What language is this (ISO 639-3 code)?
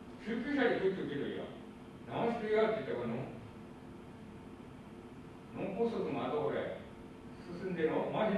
jpn